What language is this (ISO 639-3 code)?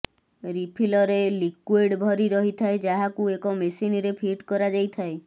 ori